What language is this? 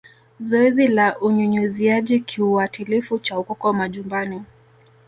Swahili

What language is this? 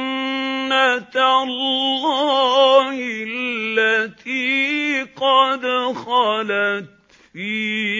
Arabic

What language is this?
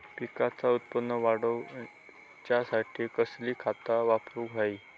Marathi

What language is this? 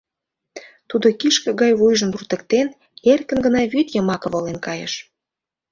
Mari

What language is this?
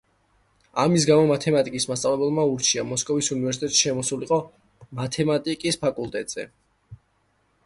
Georgian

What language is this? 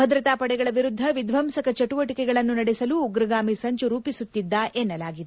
Kannada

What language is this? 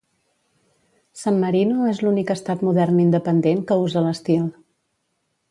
Catalan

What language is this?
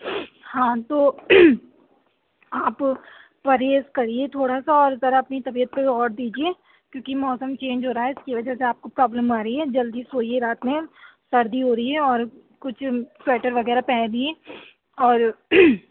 Urdu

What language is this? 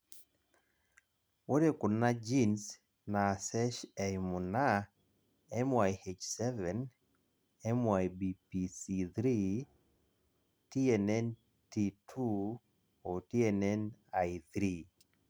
Masai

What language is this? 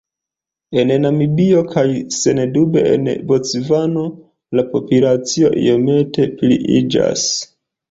Esperanto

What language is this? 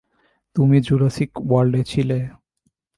Bangla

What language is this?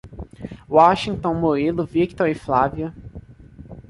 Portuguese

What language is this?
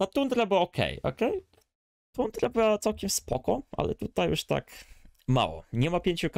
Polish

